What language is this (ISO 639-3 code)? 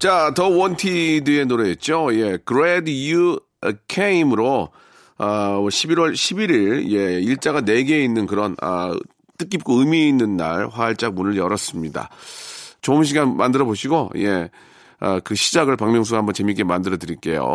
kor